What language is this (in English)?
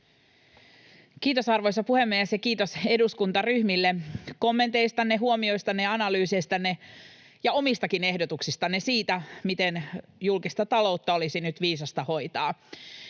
Finnish